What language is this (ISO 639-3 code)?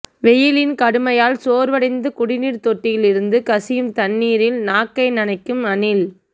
tam